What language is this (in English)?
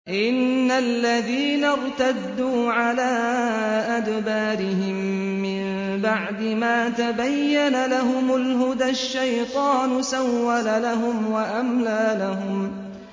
Arabic